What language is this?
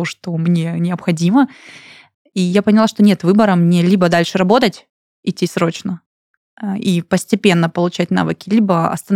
Russian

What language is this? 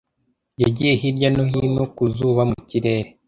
Kinyarwanda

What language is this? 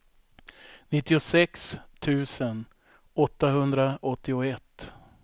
Swedish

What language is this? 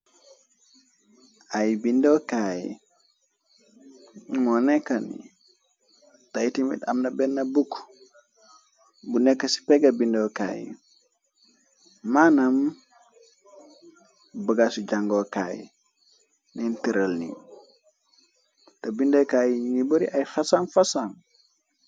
Wolof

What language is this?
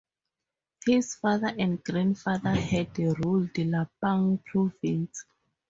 English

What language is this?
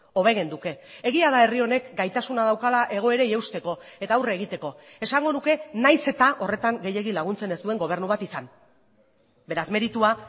Basque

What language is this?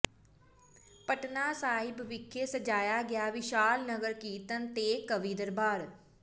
Punjabi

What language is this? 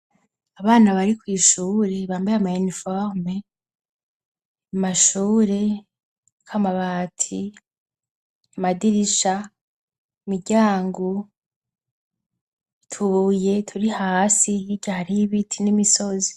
Rundi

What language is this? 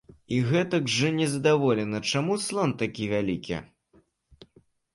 Belarusian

